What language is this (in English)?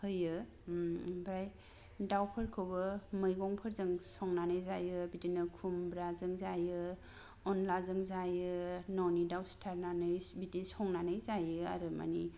Bodo